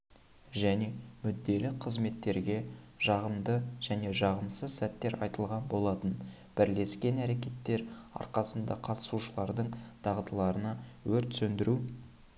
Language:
Kazakh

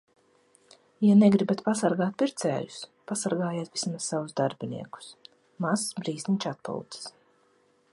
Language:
Latvian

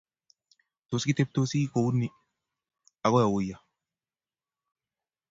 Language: Kalenjin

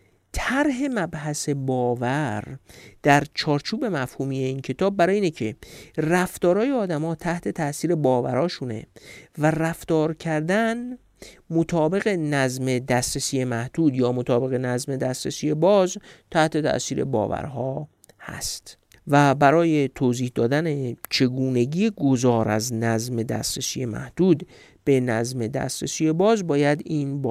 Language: Persian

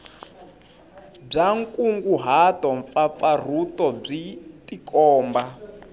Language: Tsonga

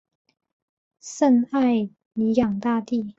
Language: Chinese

